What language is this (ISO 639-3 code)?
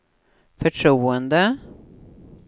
swe